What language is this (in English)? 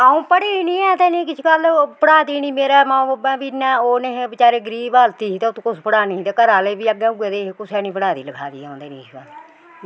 Dogri